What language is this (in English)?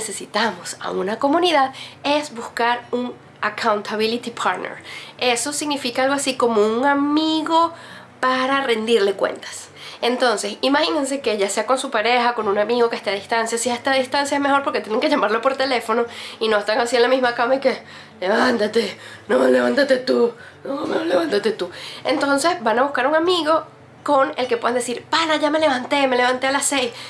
Spanish